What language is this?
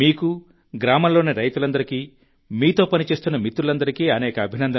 Telugu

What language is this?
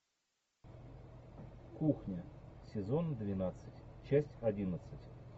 Russian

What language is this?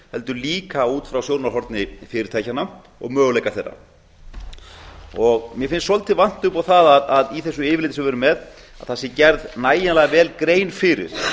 Icelandic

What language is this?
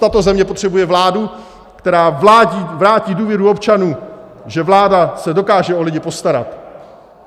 Czech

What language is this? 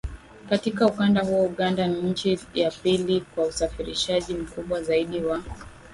Swahili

